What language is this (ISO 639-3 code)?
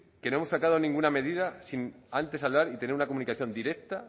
spa